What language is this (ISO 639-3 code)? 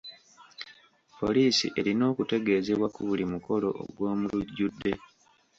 lug